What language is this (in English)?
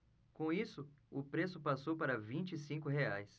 Portuguese